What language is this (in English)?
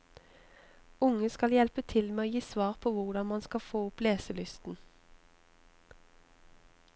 Norwegian